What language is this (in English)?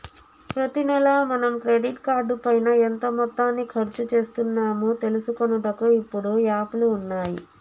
Telugu